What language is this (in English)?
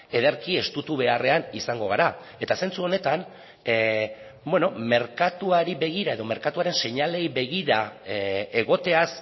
Basque